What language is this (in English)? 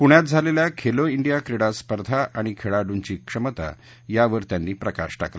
Marathi